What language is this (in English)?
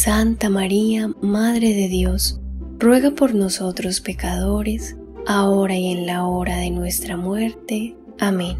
Spanish